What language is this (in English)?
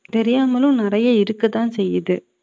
Tamil